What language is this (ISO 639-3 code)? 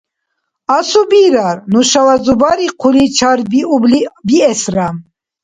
dar